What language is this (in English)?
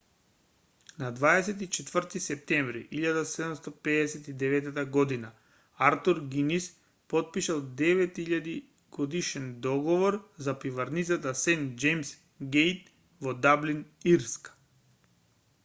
Macedonian